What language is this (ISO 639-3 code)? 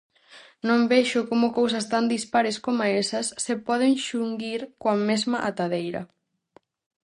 glg